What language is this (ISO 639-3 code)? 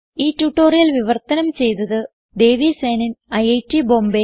mal